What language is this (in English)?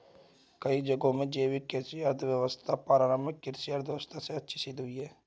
Hindi